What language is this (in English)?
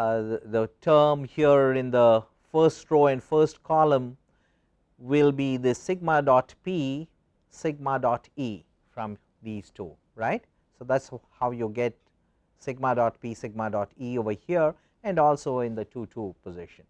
English